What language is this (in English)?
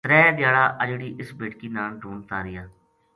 Gujari